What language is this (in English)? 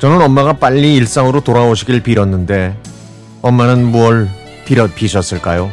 Korean